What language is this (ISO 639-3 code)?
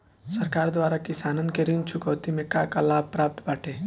bho